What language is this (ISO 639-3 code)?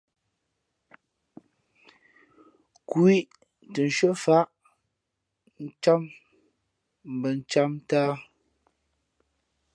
fmp